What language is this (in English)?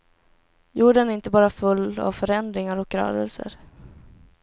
Swedish